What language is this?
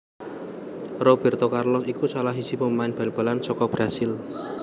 Javanese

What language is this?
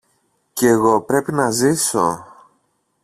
Greek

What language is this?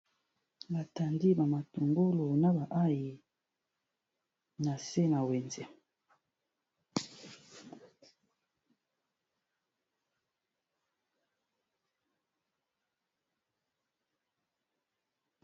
Lingala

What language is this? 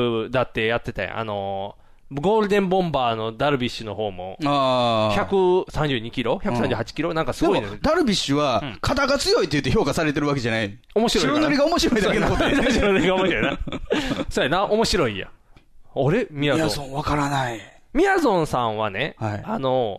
Japanese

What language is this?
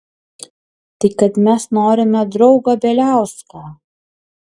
Lithuanian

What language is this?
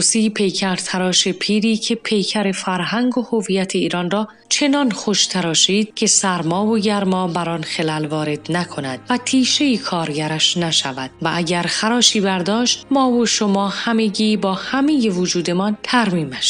Persian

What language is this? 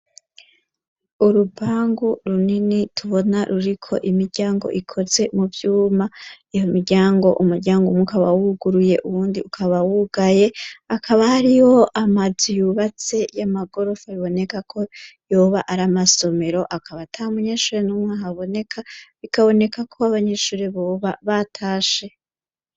Rundi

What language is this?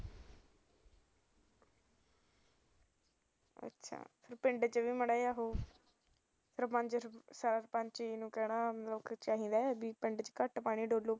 Punjabi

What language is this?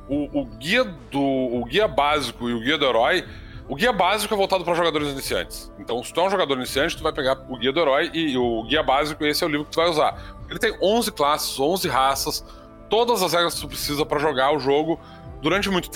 Portuguese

